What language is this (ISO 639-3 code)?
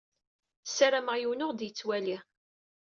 kab